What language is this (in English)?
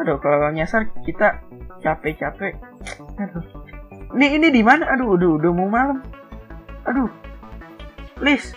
Indonesian